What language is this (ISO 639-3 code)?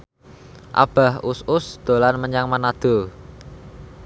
jav